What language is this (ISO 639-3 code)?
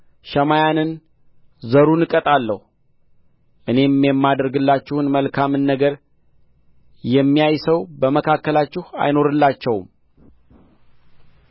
amh